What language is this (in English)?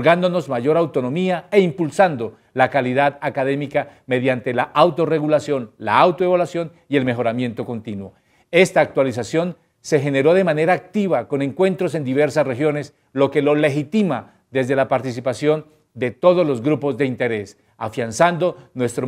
Spanish